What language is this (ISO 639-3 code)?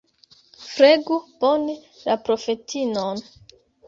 epo